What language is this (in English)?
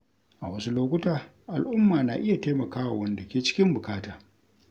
Hausa